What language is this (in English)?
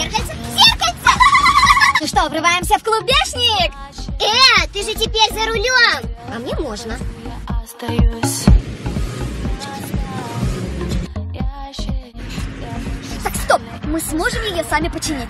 Russian